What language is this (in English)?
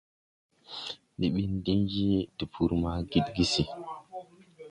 Tupuri